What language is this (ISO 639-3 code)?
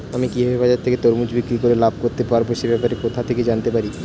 ben